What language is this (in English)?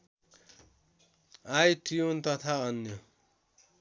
Nepali